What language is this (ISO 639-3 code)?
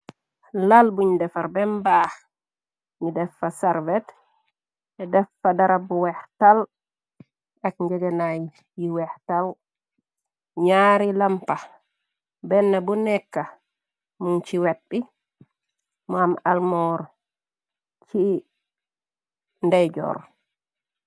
wol